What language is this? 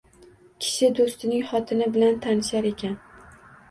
Uzbek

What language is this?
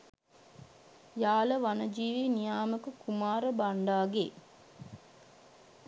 Sinhala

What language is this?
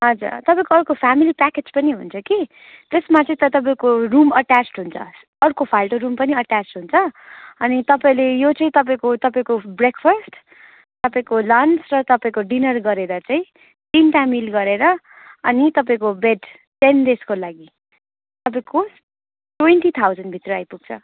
Nepali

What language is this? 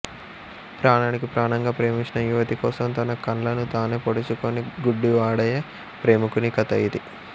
Telugu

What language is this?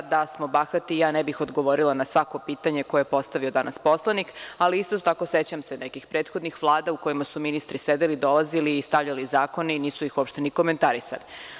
Serbian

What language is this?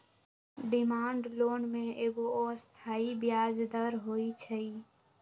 Magahi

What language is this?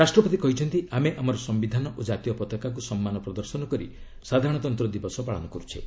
Odia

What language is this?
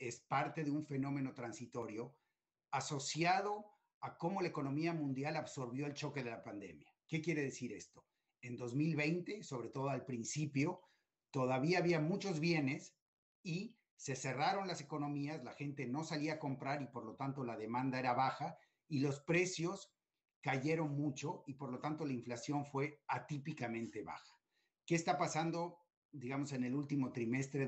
Spanish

